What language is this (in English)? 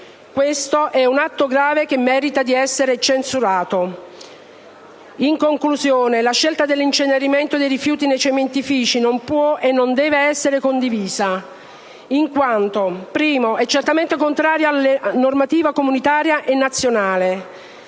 Italian